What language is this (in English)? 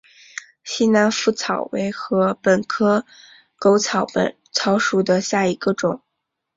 Chinese